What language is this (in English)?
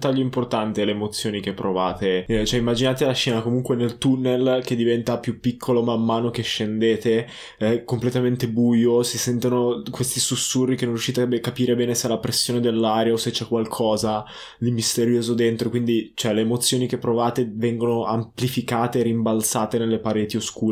Italian